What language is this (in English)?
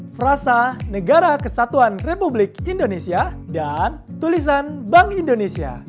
Indonesian